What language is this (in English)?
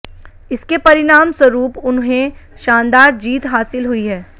Hindi